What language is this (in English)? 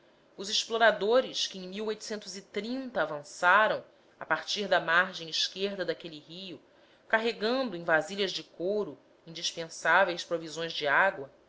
Portuguese